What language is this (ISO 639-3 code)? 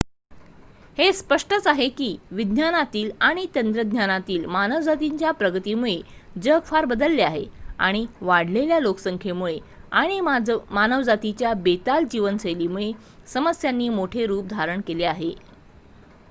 mar